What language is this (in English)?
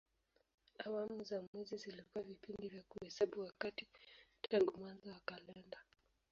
Swahili